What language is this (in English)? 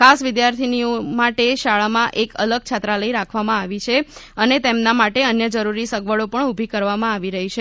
Gujarati